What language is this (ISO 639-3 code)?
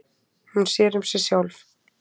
isl